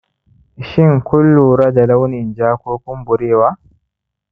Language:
Hausa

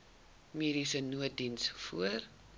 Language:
Afrikaans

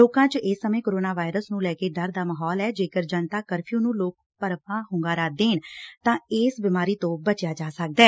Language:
Punjabi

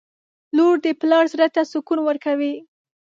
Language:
Pashto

